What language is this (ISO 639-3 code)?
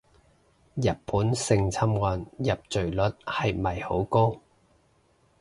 yue